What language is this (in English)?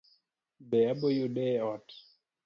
Luo (Kenya and Tanzania)